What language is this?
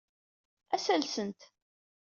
Kabyle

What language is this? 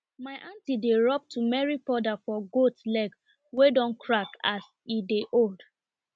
Nigerian Pidgin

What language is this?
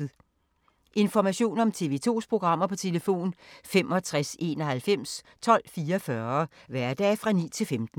Danish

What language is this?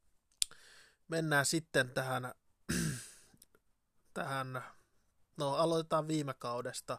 Finnish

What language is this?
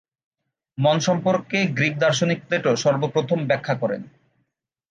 Bangla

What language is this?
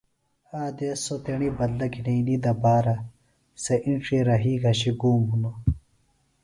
Phalura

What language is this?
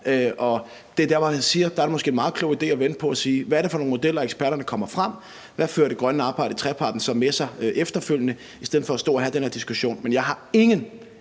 Danish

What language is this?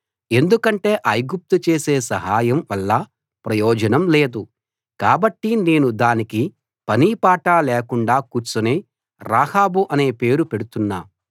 Telugu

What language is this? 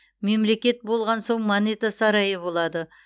Kazakh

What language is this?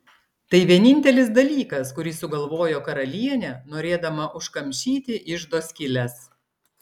Lithuanian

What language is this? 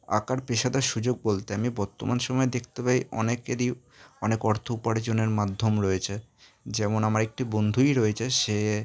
Bangla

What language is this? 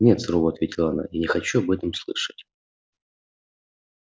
Russian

